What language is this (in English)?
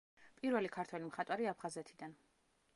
Georgian